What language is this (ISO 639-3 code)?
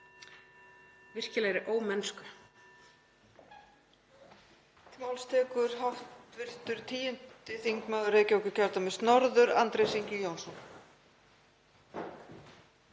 isl